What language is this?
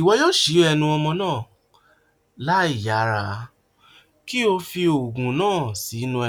Yoruba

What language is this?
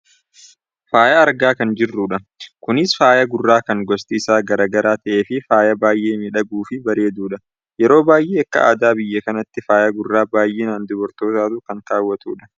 Oromo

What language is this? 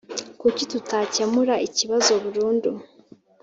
Kinyarwanda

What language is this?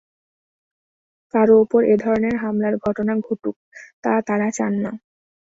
Bangla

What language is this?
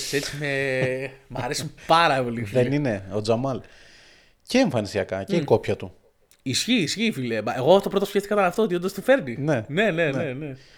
Greek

